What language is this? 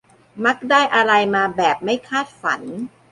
Thai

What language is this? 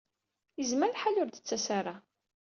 Kabyle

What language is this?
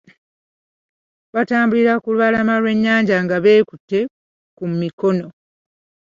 Ganda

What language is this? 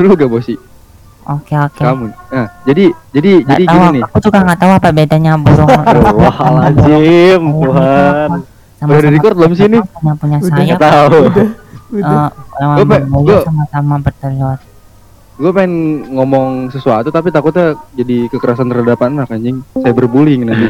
Indonesian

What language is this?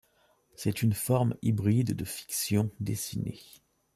French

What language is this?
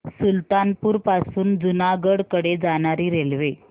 Marathi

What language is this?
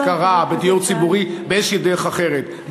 Hebrew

